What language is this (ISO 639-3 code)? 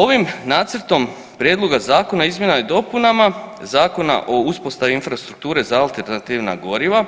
hrv